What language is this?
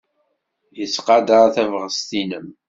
Kabyle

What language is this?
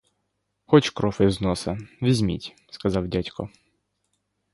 Ukrainian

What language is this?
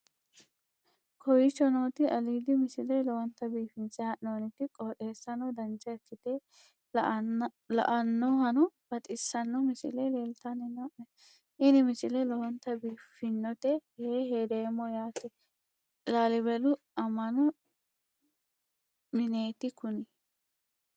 Sidamo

